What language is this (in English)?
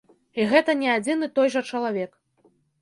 Belarusian